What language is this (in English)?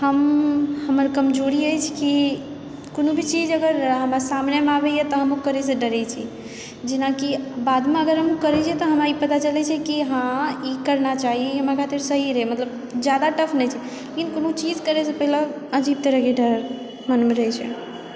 Maithili